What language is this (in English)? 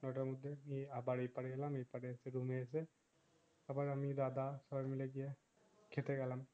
Bangla